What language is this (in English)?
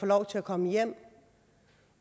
Danish